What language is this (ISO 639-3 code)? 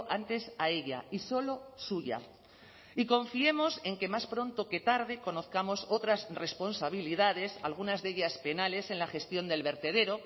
spa